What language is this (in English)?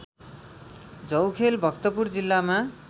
Nepali